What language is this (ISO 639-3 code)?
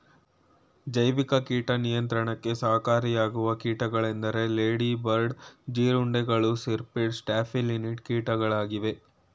kan